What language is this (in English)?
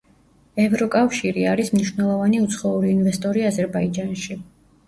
Georgian